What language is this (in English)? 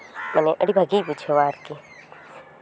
Santali